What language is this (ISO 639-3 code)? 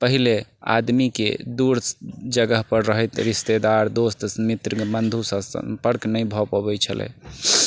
mai